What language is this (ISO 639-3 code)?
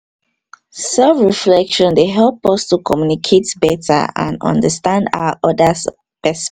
pcm